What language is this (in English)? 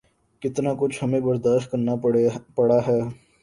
Urdu